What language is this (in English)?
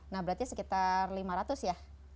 Indonesian